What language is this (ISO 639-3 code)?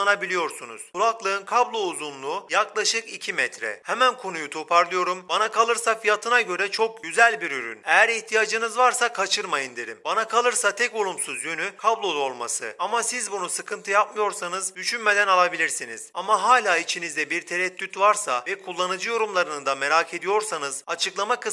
tur